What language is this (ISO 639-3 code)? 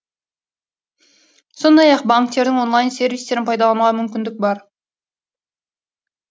kaz